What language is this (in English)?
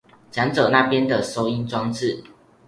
Chinese